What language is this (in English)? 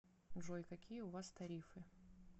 Russian